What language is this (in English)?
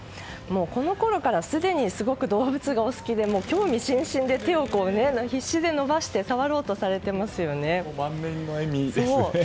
Japanese